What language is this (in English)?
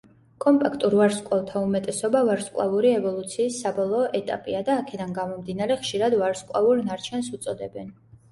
Georgian